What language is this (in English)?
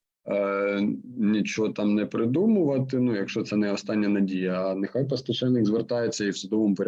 Ukrainian